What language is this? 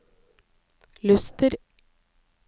Norwegian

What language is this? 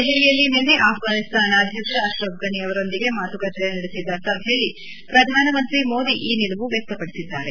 Kannada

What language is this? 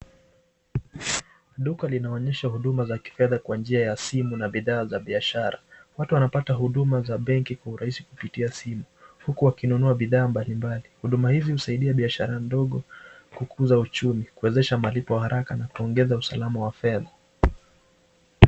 Swahili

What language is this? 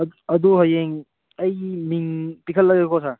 Manipuri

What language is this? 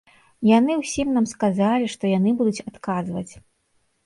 Belarusian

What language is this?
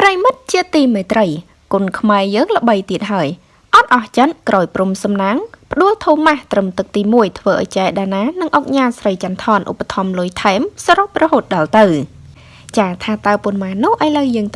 Vietnamese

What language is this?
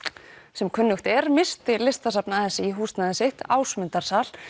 Icelandic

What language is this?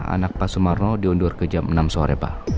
Indonesian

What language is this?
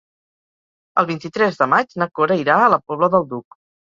Catalan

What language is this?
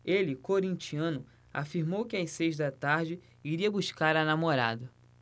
Portuguese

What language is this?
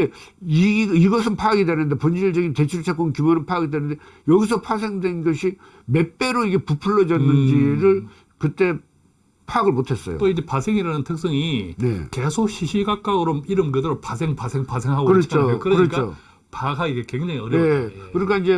Korean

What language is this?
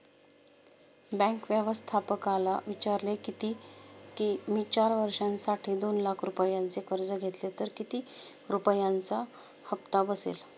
Marathi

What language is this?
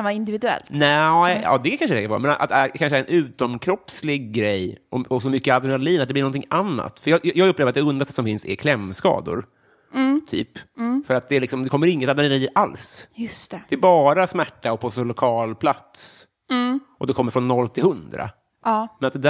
Swedish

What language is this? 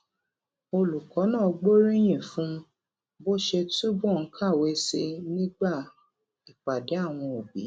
Yoruba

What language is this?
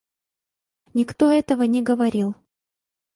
Russian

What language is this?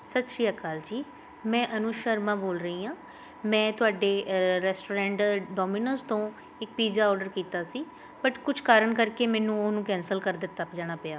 Punjabi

